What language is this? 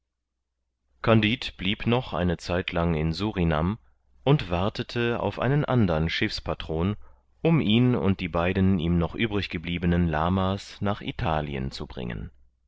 German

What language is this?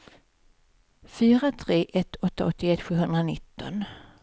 Swedish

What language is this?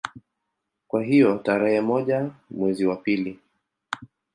Swahili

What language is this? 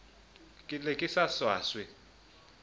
Southern Sotho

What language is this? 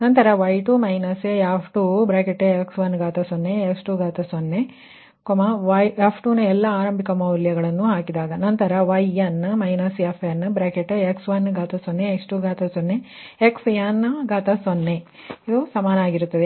Kannada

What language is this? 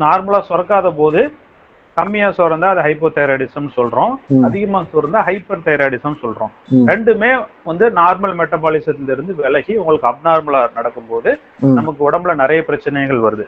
Tamil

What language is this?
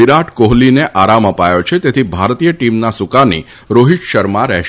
Gujarati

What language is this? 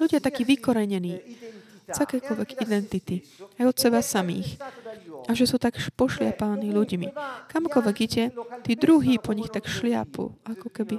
Slovak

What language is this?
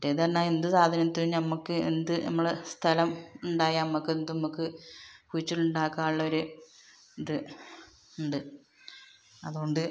Malayalam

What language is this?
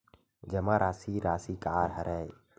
Chhattisgarhi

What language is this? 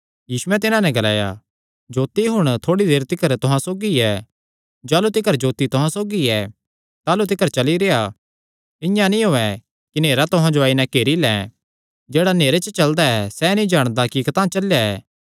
Kangri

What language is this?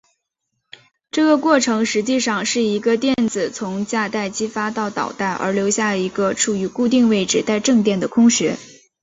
Chinese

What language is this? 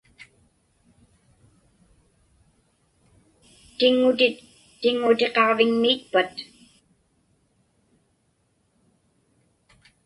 Inupiaq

